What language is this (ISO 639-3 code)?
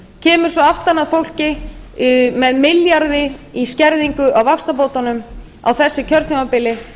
isl